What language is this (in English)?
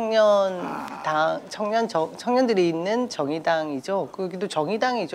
Korean